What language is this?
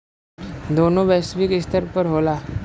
Bhojpuri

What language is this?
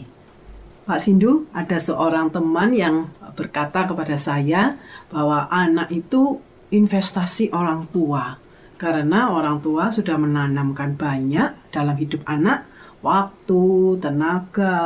Indonesian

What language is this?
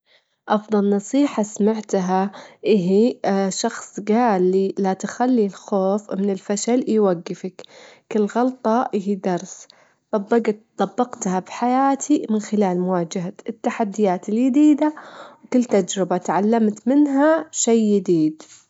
Gulf Arabic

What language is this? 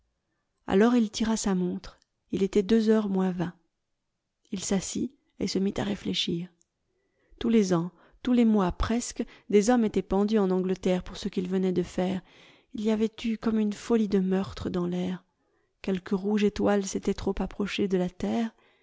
French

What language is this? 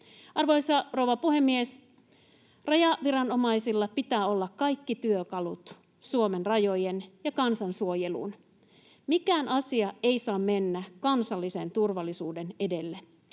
Finnish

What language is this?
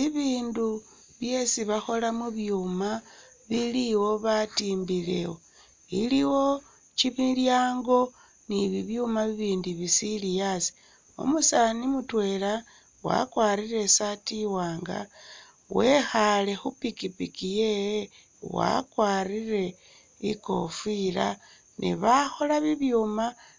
Masaaba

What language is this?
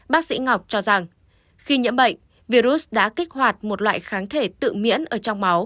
Vietnamese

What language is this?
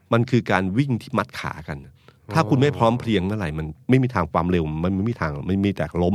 Thai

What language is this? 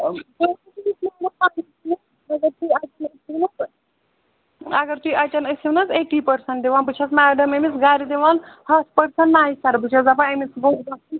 Kashmiri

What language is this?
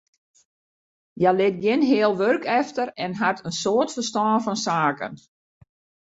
Western Frisian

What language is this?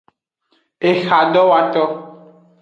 Aja (Benin)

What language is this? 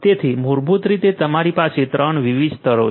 Gujarati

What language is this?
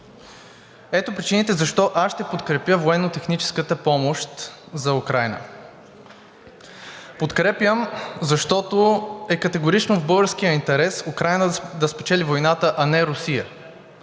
Bulgarian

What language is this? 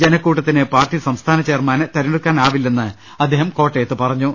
Malayalam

